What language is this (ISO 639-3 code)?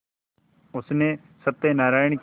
hin